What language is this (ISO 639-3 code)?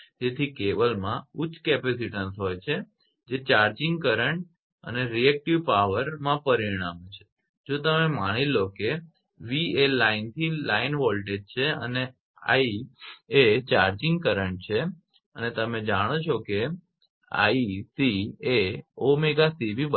guj